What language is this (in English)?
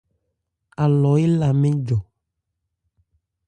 Ebrié